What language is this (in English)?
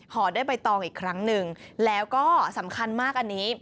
Thai